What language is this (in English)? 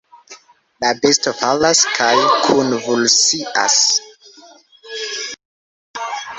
Esperanto